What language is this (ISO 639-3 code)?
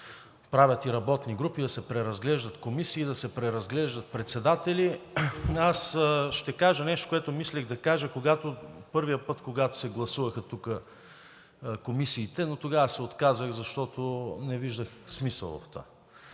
bul